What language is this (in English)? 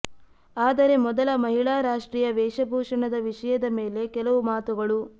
Kannada